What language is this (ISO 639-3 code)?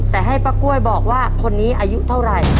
tha